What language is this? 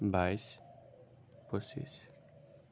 Assamese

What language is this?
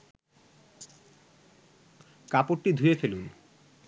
Bangla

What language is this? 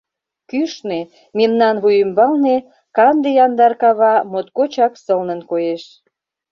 Mari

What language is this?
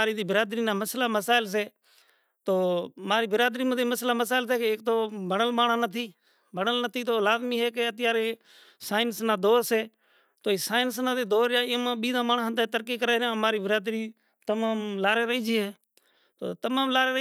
Kachi Koli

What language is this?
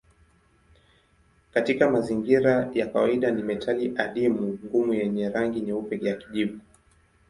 Swahili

